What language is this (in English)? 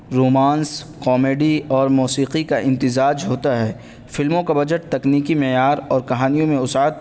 Urdu